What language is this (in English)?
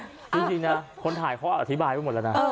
Thai